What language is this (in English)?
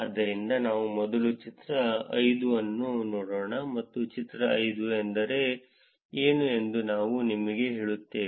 Kannada